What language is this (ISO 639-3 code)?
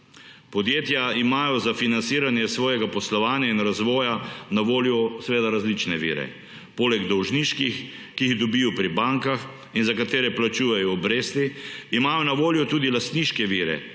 slv